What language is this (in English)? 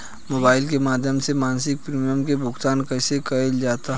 Bhojpuri